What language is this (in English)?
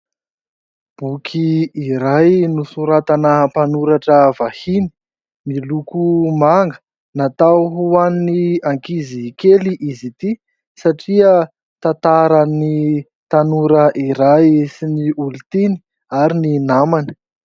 Malagasy